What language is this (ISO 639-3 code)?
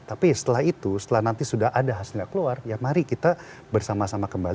ind